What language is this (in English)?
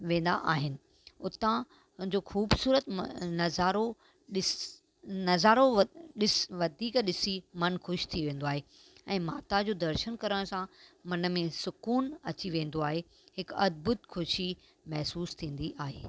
Sindhi